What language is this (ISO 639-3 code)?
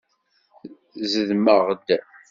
kab